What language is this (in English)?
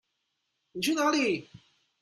Chinese